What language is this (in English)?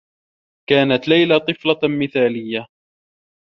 Arabic